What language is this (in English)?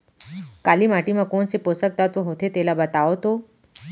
Chhattisgarhi